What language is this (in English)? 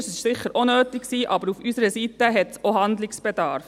Swiss German